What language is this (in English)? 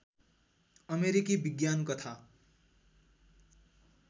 Nepali